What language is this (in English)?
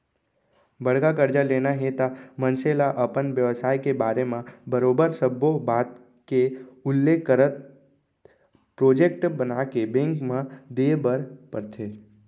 Chhattisgarhi